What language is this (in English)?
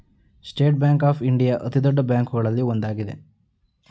Kannada